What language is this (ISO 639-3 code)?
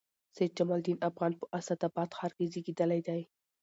pus